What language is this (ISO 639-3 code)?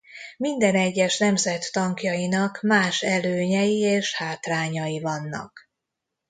hun